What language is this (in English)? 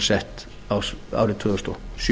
Icelandic